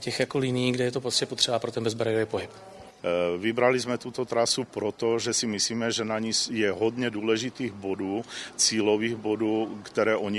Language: Czech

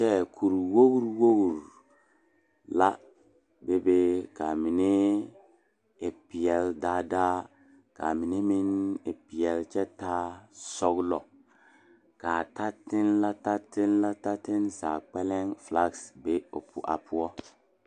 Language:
Southern Dagaare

